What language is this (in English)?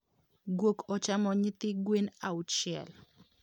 Luo (Kenya and Tanzania)